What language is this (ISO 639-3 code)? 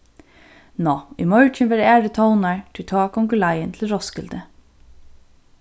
fao